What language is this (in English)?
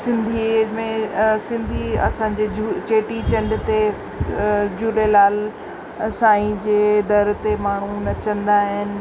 Sindhi